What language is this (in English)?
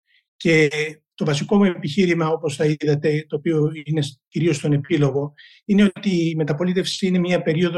Greek